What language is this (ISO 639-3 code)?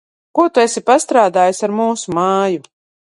lav